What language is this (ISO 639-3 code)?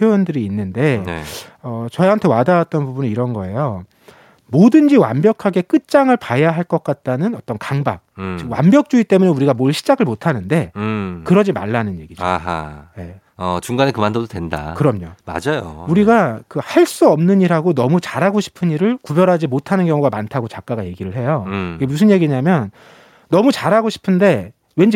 kor